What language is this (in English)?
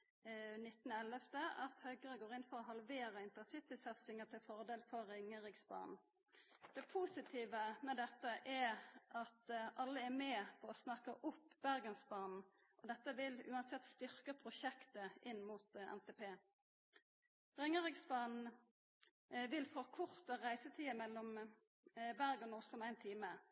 Norwegian Nynorsk